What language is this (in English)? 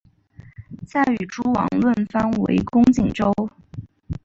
Chinese